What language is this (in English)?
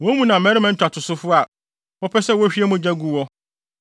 Akan